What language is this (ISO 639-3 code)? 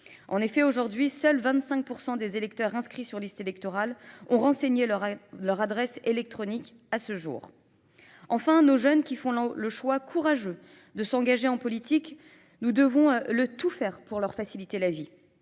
fra